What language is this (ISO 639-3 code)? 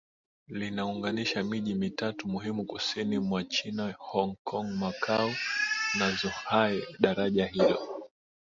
swa